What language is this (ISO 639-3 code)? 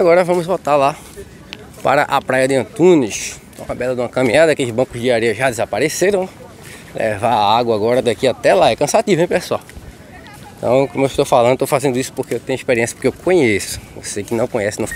por